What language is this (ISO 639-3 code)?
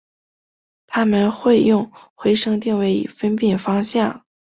zho